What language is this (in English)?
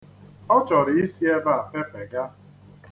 Igbo